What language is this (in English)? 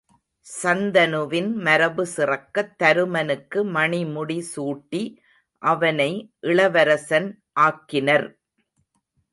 Tamil